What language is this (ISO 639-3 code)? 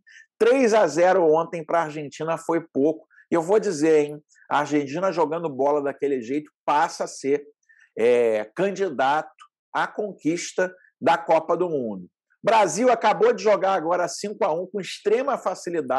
por